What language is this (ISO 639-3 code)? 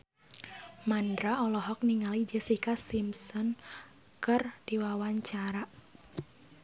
sun